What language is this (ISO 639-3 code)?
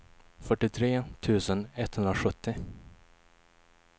swe